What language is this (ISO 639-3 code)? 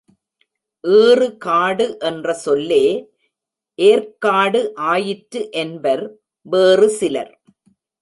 tam